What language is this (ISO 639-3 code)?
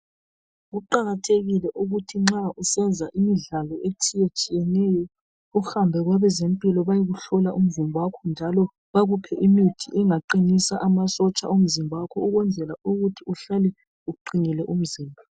nde